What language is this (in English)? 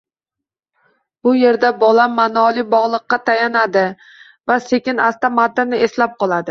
Uzbek